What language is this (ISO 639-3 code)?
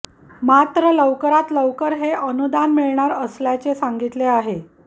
mar